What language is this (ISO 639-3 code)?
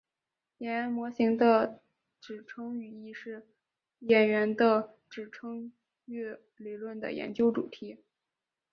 zho